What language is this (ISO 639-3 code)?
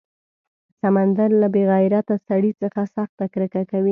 pus